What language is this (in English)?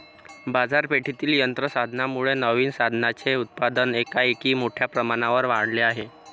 Marathi